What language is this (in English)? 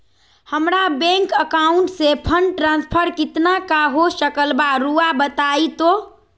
Magahi